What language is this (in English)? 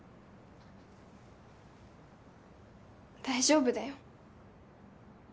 Japanese